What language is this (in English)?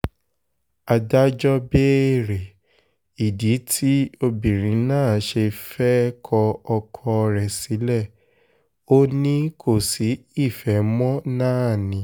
Yoruba